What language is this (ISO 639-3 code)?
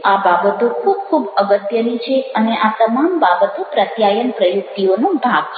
guj